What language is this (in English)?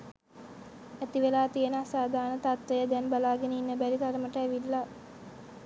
Sinhala